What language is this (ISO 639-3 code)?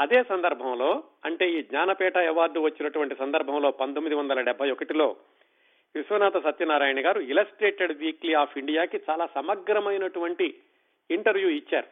tel